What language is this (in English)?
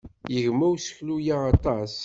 Kabyle